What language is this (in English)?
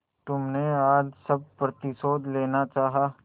Hindi